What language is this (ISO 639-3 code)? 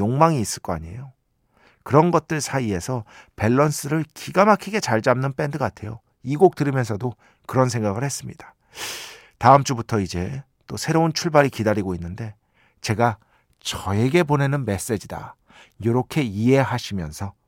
kor